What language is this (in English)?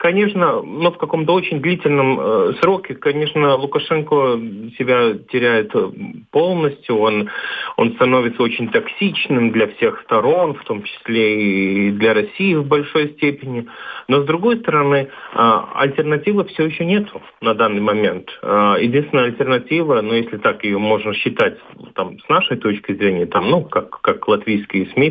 Russian